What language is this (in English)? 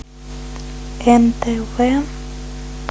Russian